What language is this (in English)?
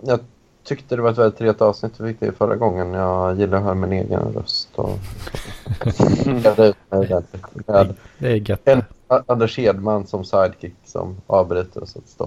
Swedish